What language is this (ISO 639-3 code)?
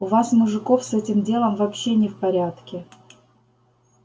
rus